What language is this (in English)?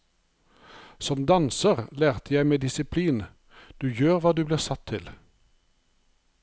Norwegian